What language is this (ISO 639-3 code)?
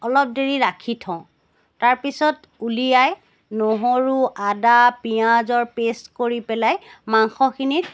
asm